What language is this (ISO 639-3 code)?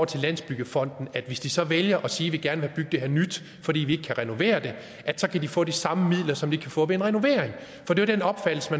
dan